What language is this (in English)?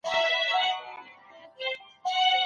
Pashto